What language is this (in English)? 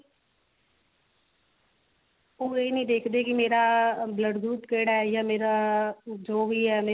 Punjabi